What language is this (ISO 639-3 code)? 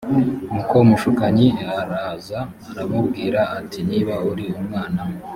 kin